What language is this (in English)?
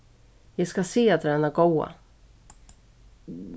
Faroese